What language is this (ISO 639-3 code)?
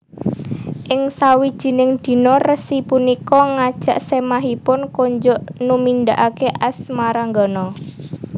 jav